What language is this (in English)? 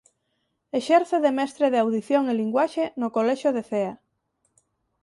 Galician